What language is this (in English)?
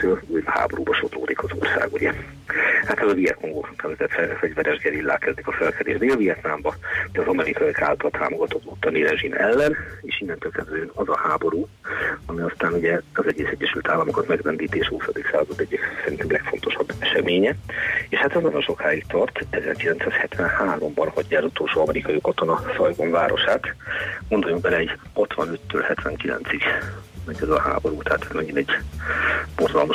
Hungarian